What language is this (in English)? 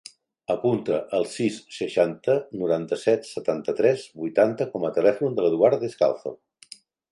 Catalan